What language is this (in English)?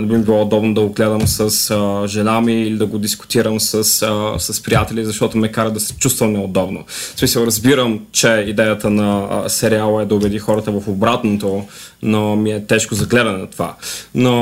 Bulgarian